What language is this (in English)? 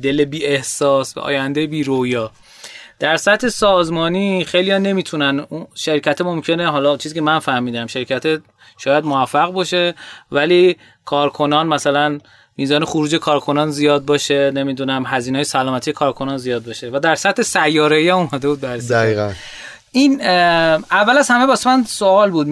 Persian